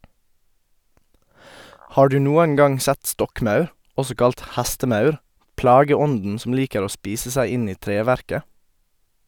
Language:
Norwegian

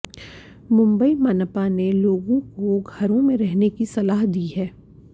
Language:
Hindi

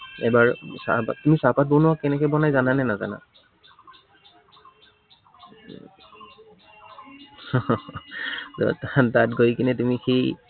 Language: Assamese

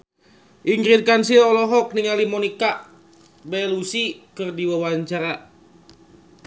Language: Sundanese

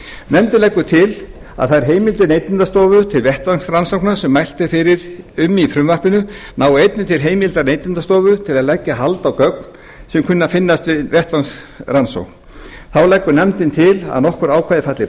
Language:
Icelandic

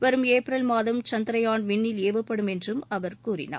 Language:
Tamil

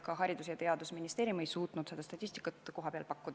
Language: Estonian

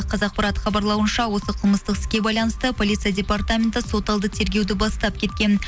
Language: Kazakh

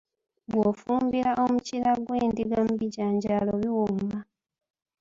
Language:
Ganda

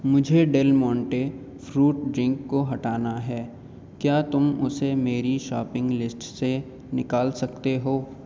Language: Urdu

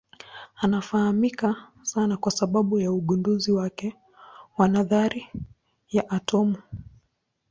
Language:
Swahili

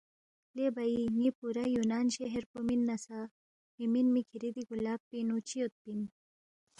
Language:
Balti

